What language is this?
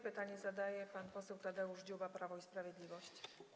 Polish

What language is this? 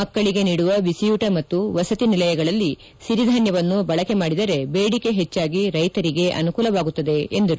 Kannada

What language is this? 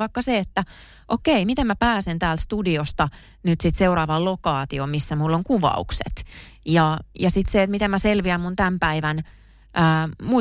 Finnish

